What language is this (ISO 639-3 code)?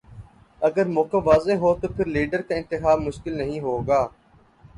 urd